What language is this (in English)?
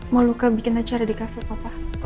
Indonesian